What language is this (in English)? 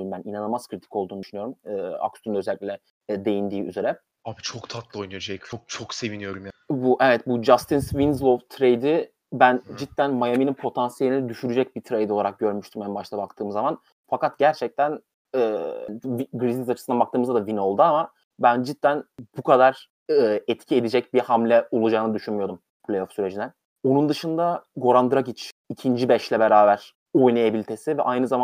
Turkish